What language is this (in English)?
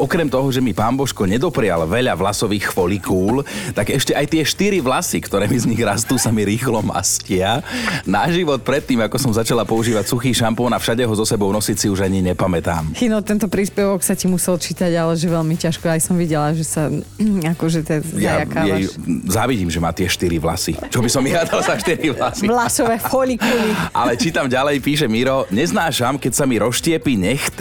Slovak